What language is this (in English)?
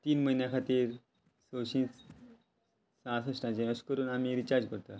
Konkani